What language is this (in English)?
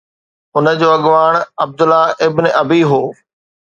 Sindhi